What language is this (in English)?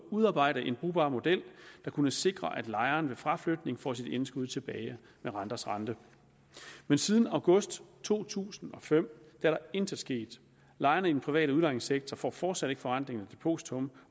Danish